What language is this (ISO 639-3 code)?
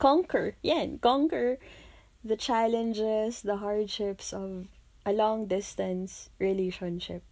fil